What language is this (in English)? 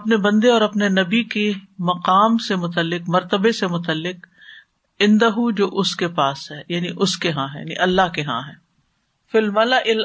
Urdu